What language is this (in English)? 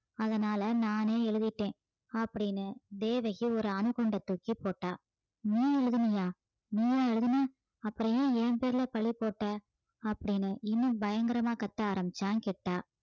Tamil